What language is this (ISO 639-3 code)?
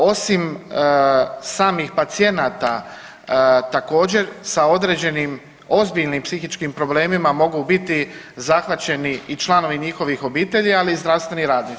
hrv